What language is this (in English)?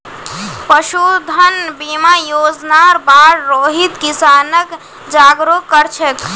Magahi